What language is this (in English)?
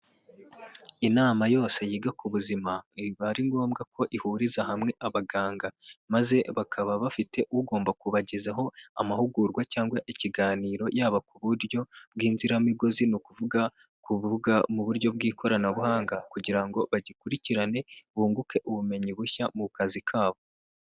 Kinyarwanda